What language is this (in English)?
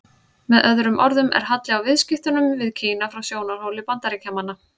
Icelandic